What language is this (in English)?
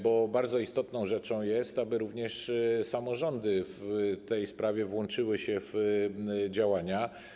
Polish